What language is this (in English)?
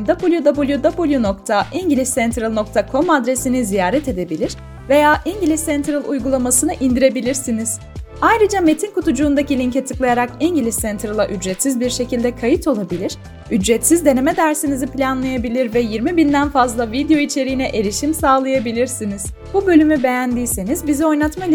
Turkish